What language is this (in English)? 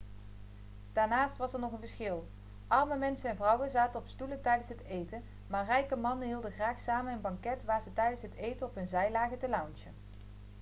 Dutch